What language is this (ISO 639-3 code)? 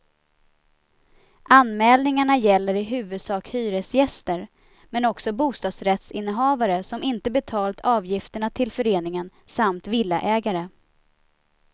swe